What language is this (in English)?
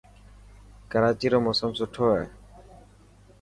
Dhatki